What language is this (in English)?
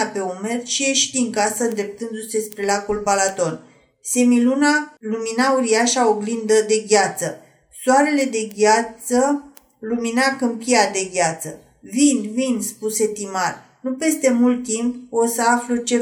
Romanian